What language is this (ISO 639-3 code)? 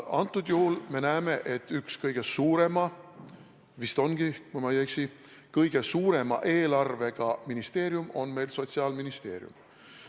est